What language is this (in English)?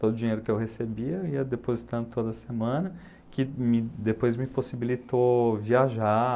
Portuguese